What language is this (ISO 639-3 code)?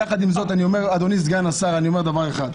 heb